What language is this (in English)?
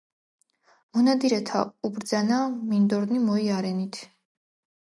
Georgian